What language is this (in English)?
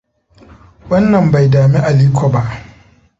Hausa